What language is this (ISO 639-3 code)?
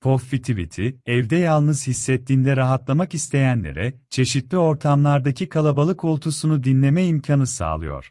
tur